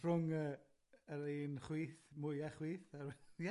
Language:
Welsh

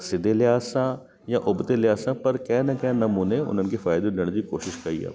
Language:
Sindhi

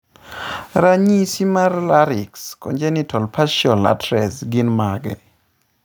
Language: Luo (Kenya and Tanzania)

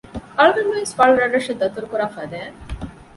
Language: Divehi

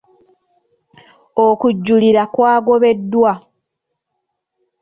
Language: Ganda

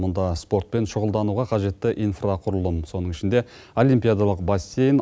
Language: Kazakh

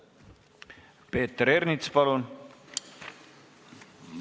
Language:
Estonian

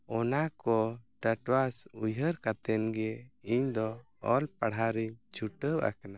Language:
Santali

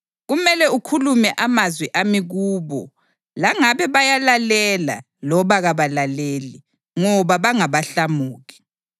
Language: North Ndebele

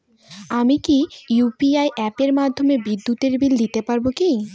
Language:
Bangla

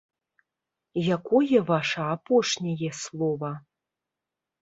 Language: Belarusian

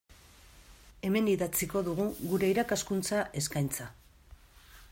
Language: Basque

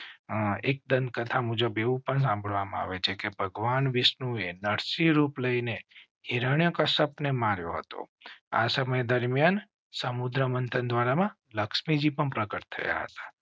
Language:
Gujarati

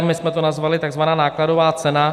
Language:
Czech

